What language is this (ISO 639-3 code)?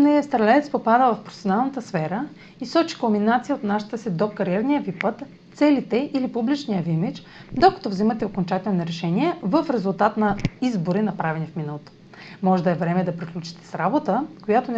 bul